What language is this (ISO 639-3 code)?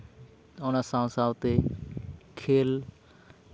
sat